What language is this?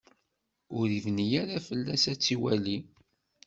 Kabyle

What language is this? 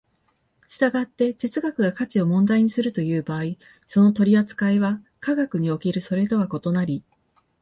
Japanese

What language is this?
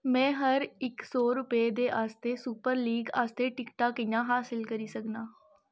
Dogri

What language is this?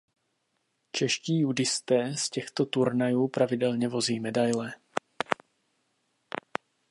Czech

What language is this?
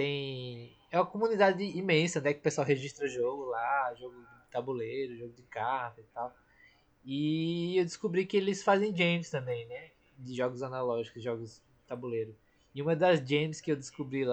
Portuguese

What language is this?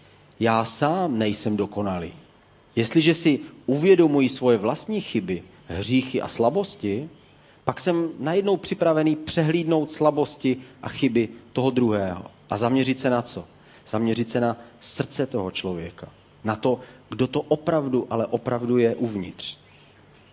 Czech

